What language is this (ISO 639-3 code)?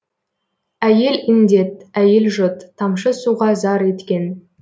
kaz